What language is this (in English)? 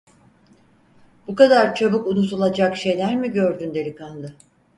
Turkish